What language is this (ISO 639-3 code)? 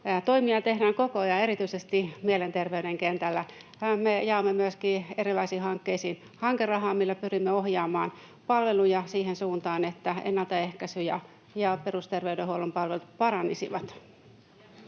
fin